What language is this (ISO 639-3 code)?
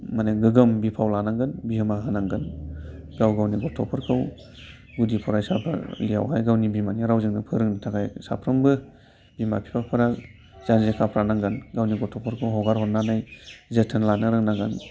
brx